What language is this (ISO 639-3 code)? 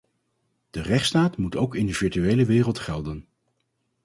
nld